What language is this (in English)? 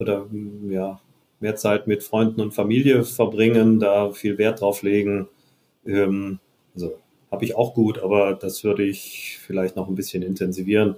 German